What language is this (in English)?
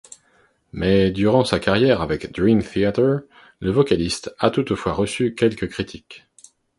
French